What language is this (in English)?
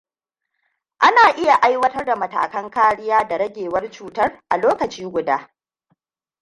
Hausa